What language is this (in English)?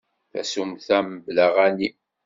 Kabyle